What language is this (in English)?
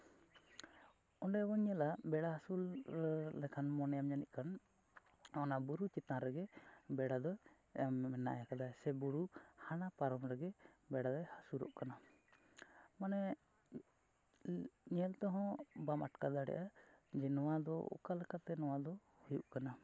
Santali